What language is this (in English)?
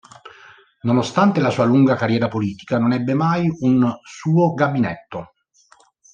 Italian